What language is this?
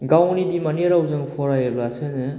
Bodo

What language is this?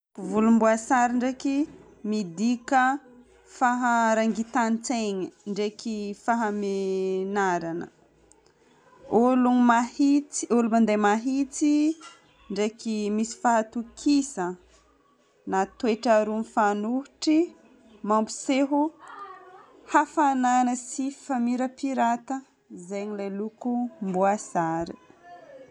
Northern Betsimisaraka Malagasy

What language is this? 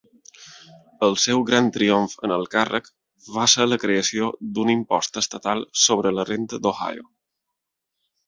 Catalan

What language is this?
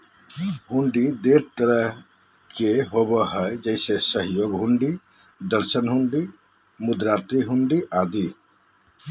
Magahi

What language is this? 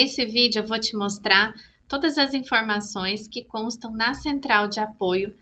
Portuguese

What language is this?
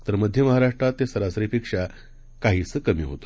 Marathi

